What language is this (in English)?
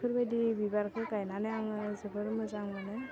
Bodo